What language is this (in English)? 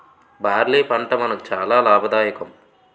Telugu